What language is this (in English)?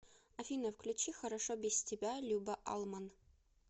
Russian